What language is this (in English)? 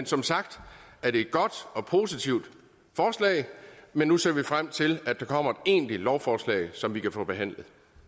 Danish